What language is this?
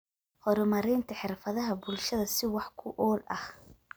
Somali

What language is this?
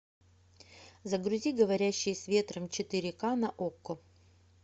Russian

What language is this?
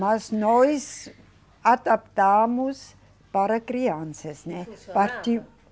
Portuguese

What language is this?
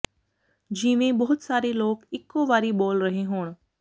Punjabi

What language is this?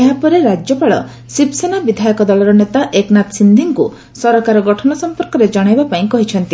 Odia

